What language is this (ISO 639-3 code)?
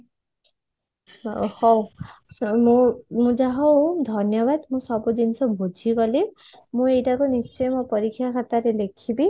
ori